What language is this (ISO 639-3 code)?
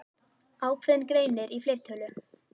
isl